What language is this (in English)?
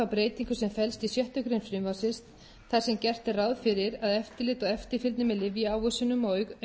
Icelandic